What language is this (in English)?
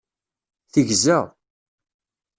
Kabyle